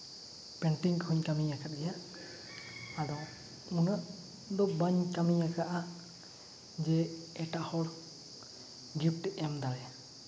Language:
Santali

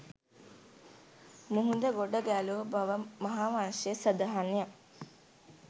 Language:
Sinhala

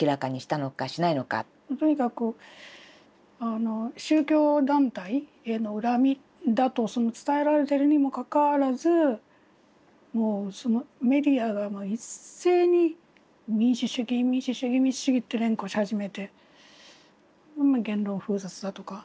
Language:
Japanese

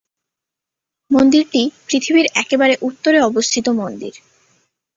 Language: Bangla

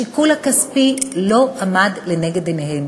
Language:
Hebrew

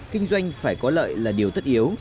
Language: Vietnamese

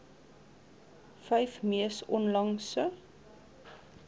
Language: Afrikaans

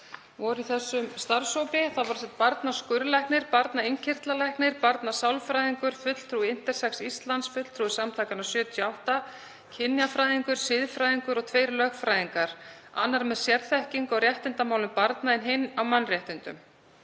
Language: Icelandic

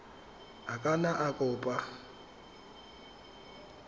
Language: Tswana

